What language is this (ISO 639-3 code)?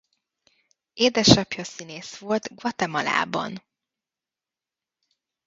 hun